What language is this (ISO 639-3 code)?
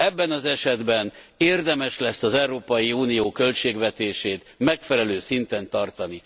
hun